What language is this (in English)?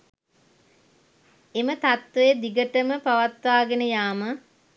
Sinhala